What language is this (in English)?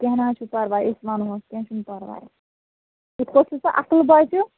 Kashmiri